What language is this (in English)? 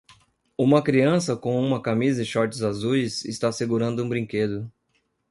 Portuguese